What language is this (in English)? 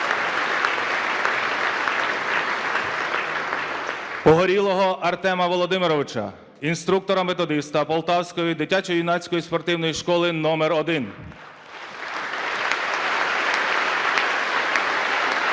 Ukrainian